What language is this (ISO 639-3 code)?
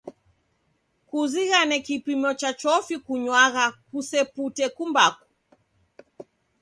dav